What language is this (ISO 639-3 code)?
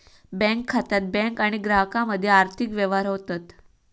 mar